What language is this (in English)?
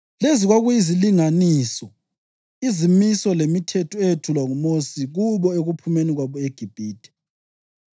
North Ndebele